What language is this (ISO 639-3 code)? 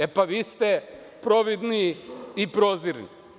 srp